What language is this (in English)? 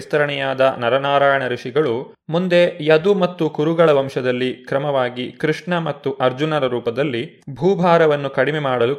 Kannada